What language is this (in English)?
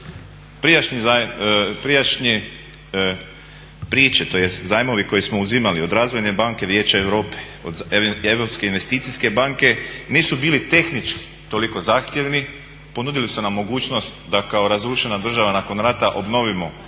Croatian